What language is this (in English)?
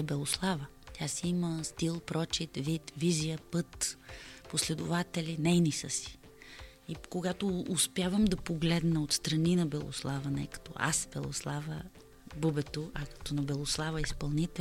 Bulgarian